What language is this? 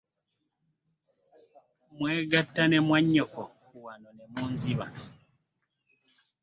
Ganda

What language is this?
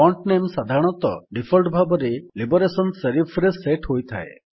Odia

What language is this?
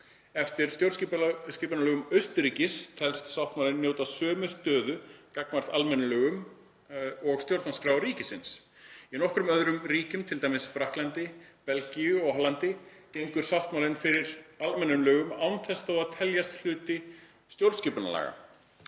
Icelandic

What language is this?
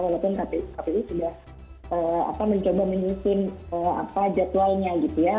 Indonesian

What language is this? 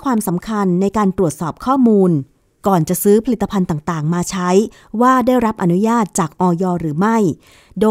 Thai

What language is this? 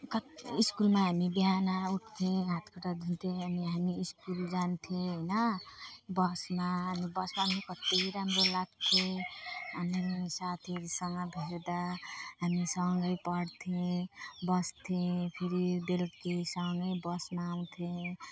Nepali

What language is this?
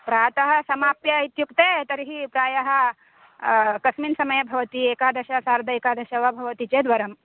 Sanskrit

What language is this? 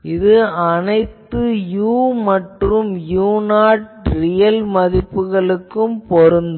Tamil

